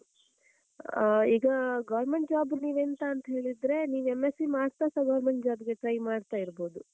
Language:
Kannada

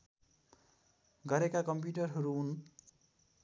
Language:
Nepali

